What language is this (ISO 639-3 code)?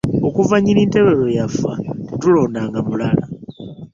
lug